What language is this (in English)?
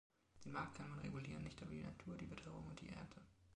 German